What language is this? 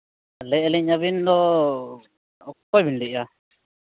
Santali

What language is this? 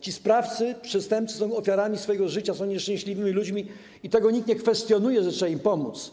Polish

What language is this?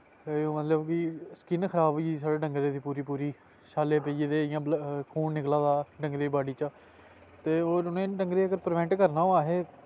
Dogri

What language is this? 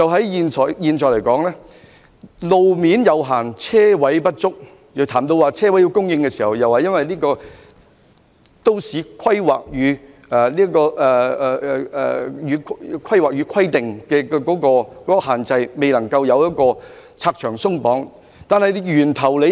Cantonese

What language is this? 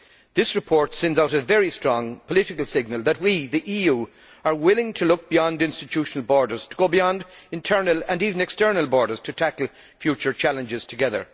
English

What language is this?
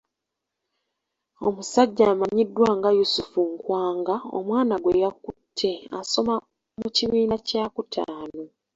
Ganda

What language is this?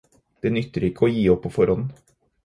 Norwegian Bokmål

